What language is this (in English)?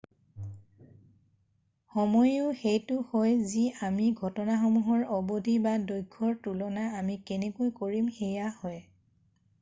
Assamese